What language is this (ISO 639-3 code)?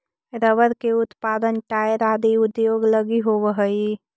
mag